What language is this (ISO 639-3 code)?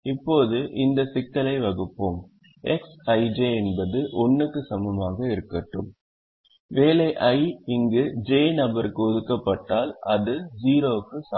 tam